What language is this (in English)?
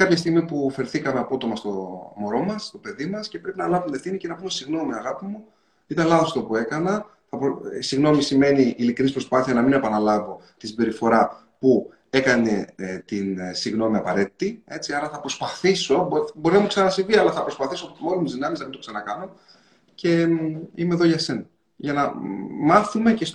Greek